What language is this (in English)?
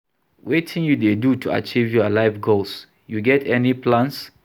Nigerian Pidgin